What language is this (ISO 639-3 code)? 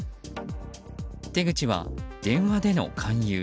jpn